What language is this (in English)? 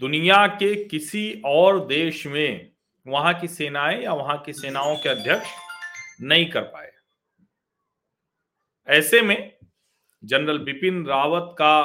Hindi